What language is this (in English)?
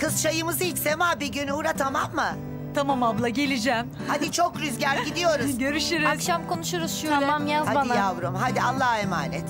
Turkish